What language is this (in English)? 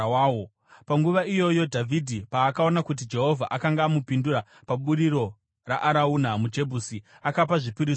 Shona